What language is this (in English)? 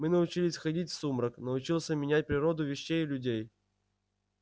Russian